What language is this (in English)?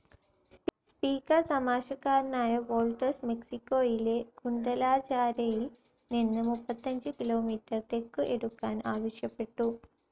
Malayalam